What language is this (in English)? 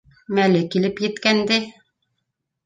Bashkir